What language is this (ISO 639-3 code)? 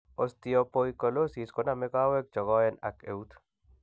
kln